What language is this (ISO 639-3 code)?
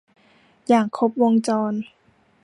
tha